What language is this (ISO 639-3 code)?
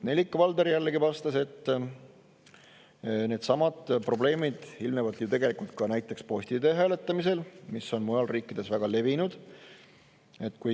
est